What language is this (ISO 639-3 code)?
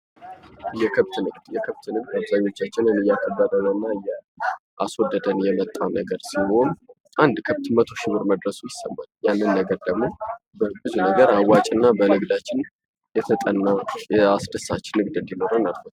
amh